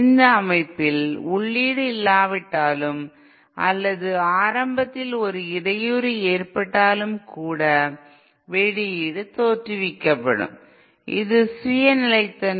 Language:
Tamil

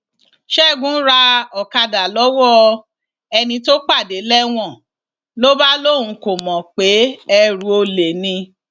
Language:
Yoruba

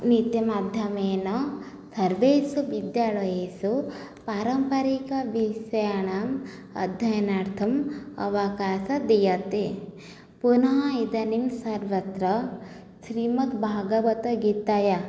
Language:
Sanskrit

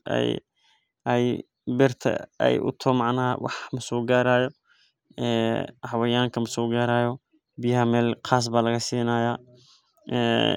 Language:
Somali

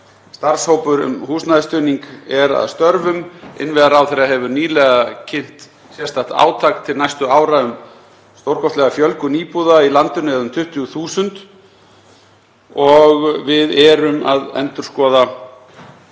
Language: Icelandic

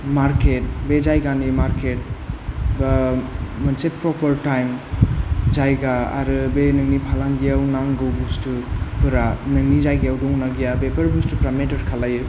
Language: Bodo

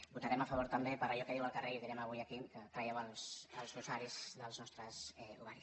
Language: Catalan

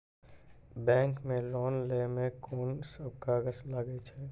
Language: Maithili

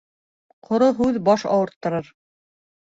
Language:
Bashkir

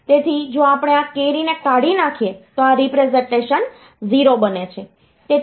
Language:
Gujarati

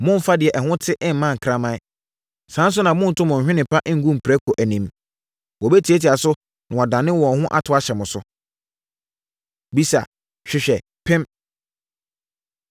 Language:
Akan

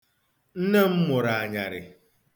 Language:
Igbo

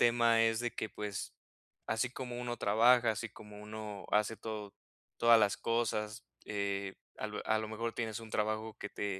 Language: Spanish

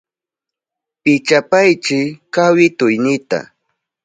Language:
Southern Pastaza Quechua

